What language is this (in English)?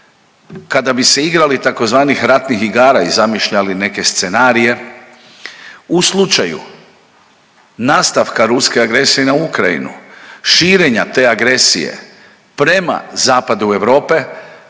Croatian